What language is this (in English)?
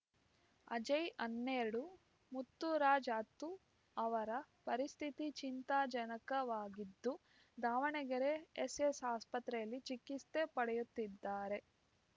Kannada